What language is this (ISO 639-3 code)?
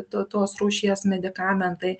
lit